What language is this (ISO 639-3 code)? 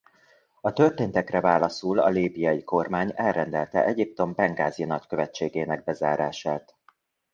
hun